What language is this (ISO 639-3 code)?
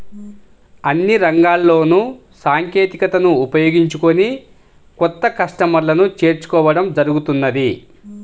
tel